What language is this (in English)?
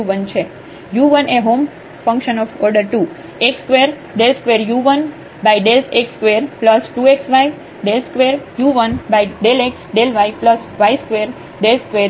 Gujarati